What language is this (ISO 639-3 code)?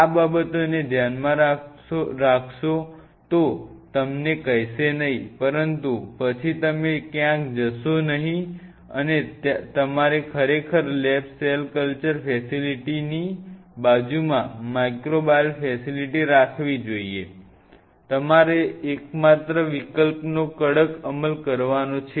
guj